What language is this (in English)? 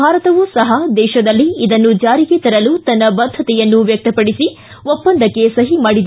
Kannada